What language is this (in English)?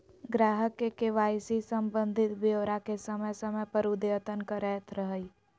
Magahi